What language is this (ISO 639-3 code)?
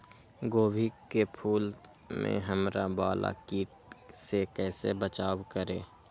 mag